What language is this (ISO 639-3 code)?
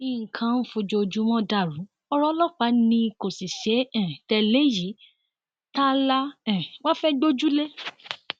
yor